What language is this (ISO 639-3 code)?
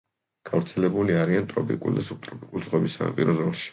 kat